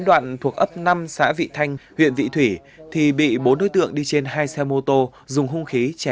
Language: Vietnamese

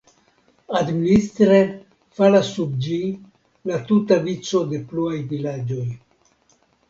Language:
Esperanto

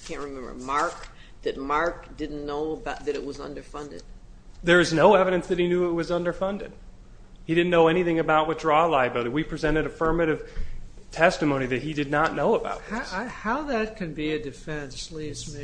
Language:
English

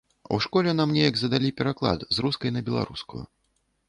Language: Belarusian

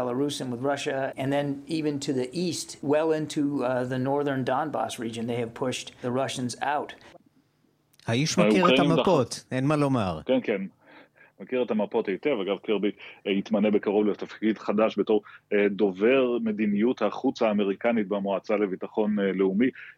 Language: Hebrew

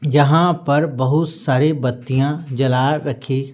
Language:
Hindi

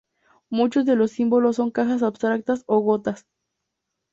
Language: Spanish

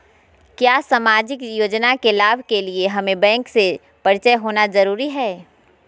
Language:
Magahi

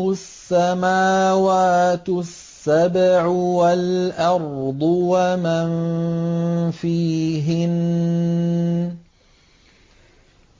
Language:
Arabic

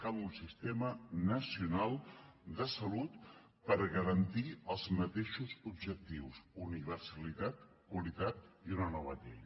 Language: Catalan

